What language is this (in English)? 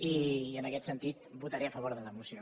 Catalan